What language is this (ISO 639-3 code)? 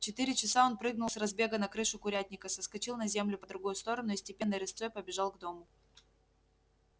rus